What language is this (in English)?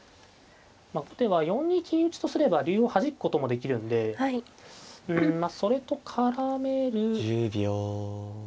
Japanese